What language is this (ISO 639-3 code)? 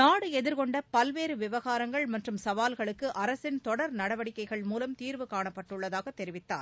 tam